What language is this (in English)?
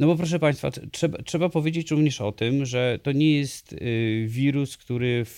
Polish